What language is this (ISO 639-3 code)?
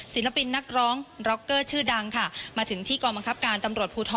tha